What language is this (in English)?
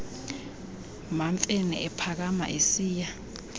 Xhosa